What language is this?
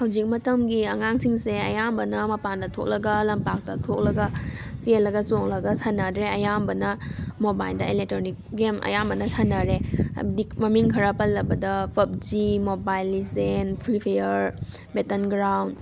Manipuri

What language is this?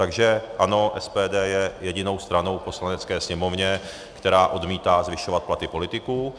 Czech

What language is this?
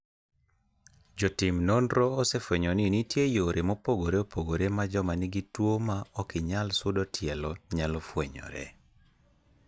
Luo (Kenya and Tanzania)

